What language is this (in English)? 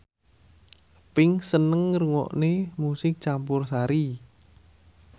Javanese